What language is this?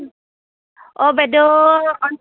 Assamese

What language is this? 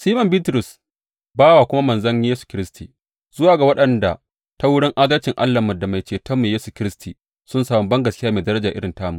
Hausa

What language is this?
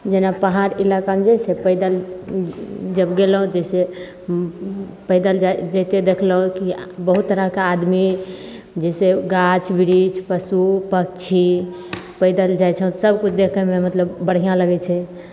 Maithili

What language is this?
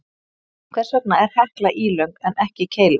Icelandic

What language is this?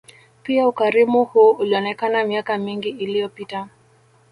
Swahili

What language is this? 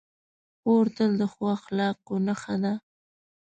Pashto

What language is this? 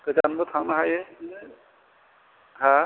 Bodo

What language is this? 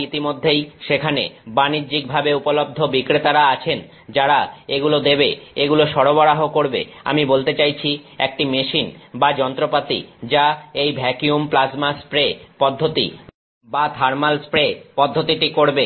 Bangla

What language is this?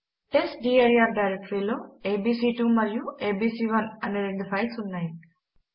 Telugu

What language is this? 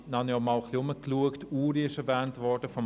Swiss German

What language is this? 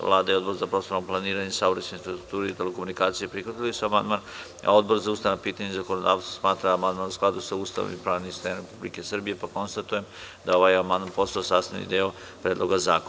Serbian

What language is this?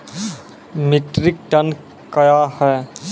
Maithili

